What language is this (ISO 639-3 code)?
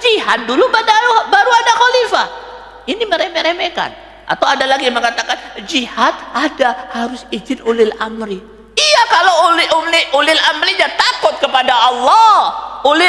ind